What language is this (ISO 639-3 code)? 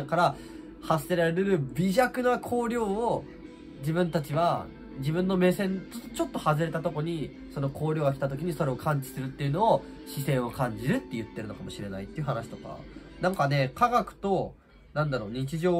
jpn